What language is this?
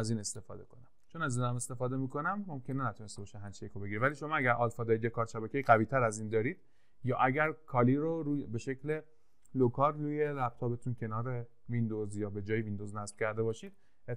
Persian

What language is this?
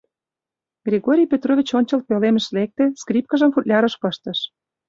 Mari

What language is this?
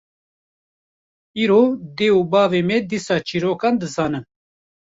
Kurdish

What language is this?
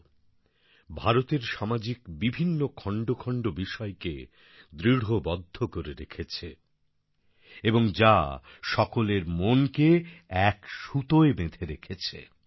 Bangla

